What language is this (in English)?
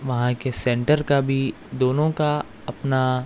Urdu